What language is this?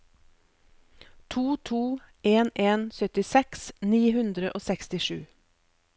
Norwegian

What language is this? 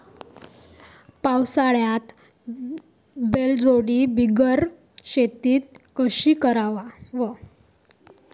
Marathi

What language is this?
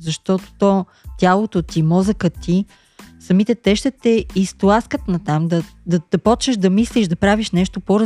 Bulgarian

